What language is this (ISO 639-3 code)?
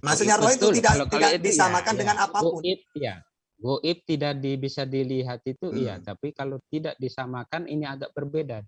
ind